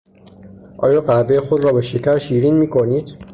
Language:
Persian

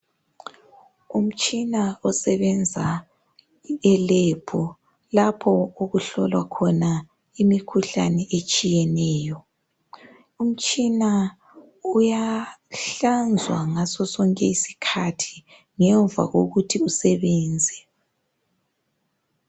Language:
North Ndebele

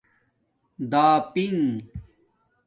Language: Domaaki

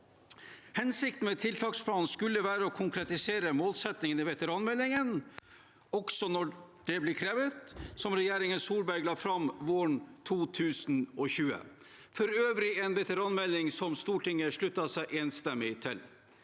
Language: Norwegian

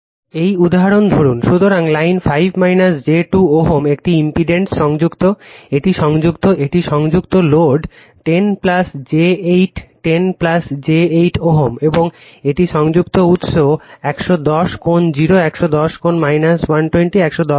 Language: Bangla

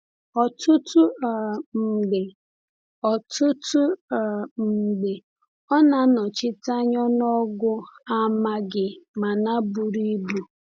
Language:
Igbo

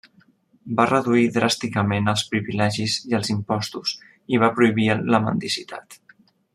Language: Catalan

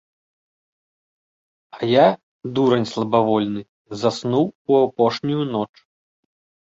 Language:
Belarusian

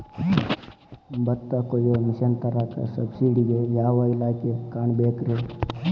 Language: Kannada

